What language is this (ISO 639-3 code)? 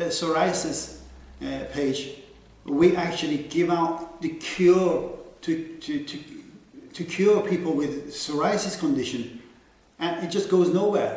eng